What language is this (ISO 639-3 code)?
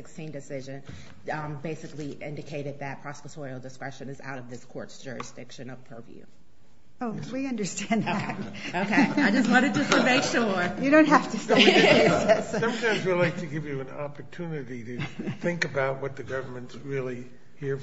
eng